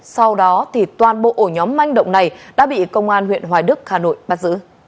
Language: Vietnamese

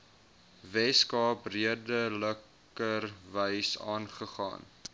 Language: Afrikaans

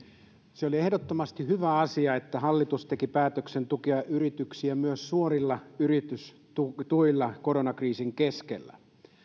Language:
Finnish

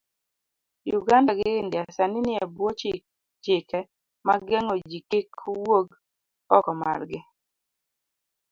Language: Luo (Kenya and Tanzania)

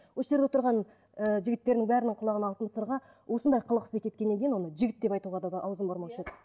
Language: Kazakh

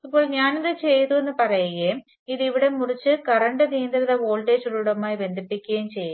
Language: Malayalam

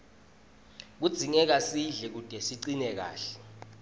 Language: Swati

